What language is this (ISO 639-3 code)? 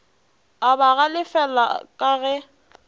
nso